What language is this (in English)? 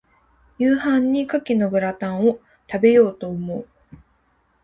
Japanese